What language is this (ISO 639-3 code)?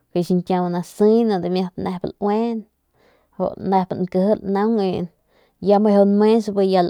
pmq